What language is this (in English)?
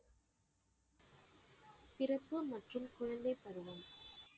Tamil